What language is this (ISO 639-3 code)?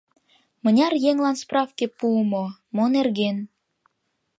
chm